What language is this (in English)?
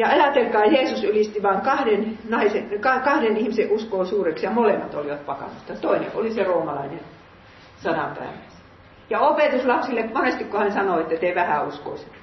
Finnish